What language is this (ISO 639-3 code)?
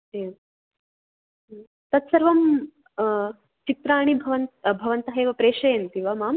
san